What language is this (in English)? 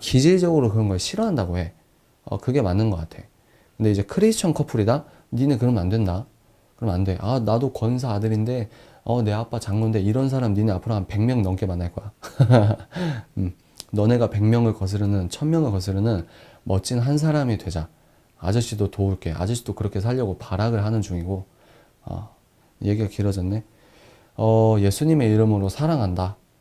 Korean